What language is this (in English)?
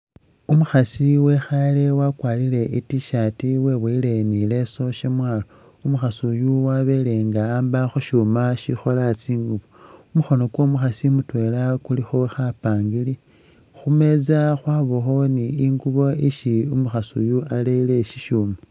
Masaaba